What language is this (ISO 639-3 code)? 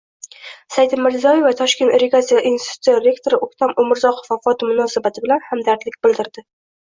uzb